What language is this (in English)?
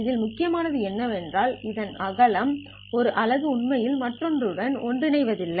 Tamil